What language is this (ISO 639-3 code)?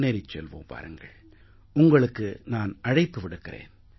tam